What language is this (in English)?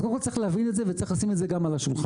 Hebrew